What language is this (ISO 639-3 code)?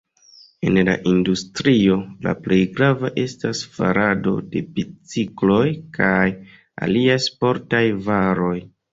epo